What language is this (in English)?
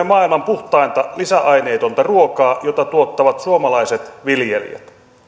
Finnish